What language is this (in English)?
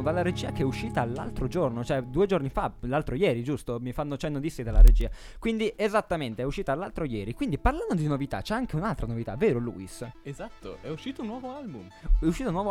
Italian